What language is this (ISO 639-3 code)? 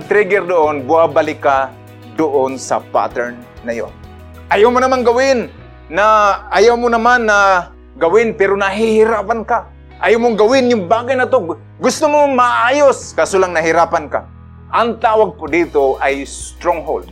fil